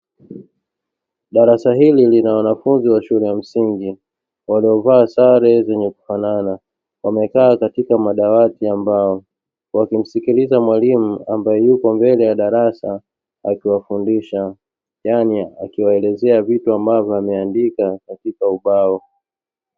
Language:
Swahili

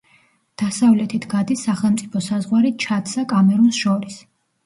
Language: Georgian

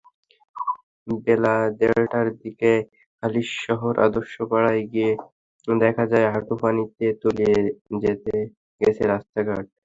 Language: Bangla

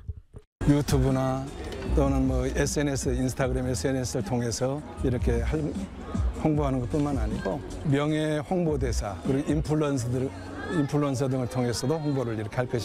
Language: Korean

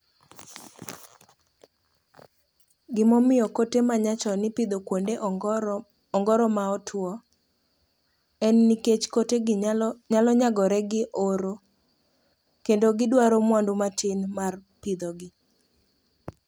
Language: Luo (Kenya and Tanzania)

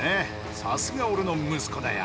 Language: Japanese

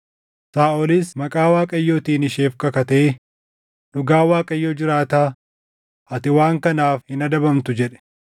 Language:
Oromo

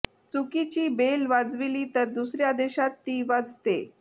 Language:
Marathi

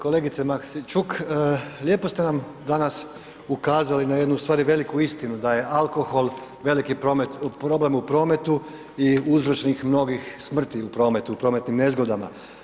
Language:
Croatian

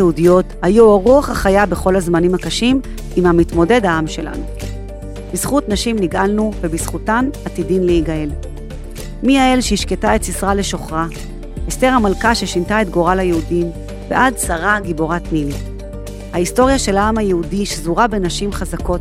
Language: Hebrew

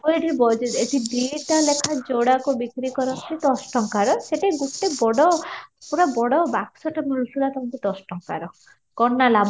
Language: Odia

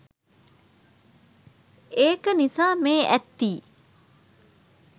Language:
Sinhala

